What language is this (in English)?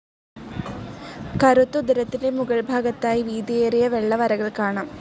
Malayalam